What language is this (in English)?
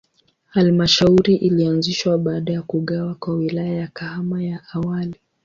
Swahili